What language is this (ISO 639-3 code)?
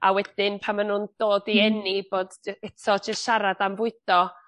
cym